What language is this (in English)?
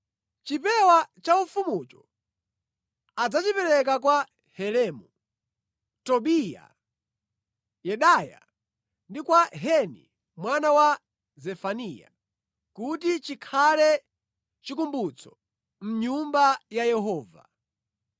Nyanja